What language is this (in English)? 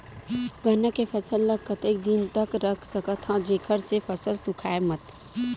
Chhattisgarhi